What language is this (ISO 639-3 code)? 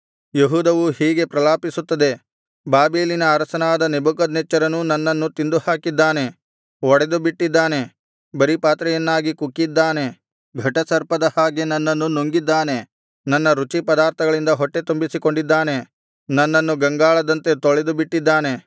kan